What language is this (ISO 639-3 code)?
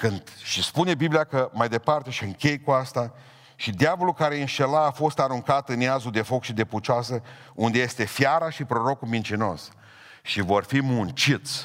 ron